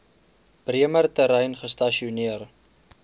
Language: Afrikaans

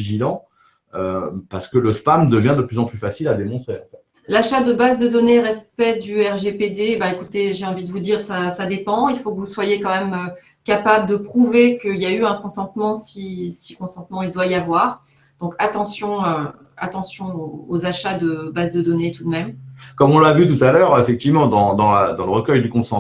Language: French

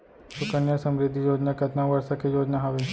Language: Chhattisgarhi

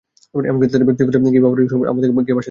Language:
Bangla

